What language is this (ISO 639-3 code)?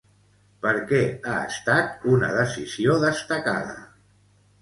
cat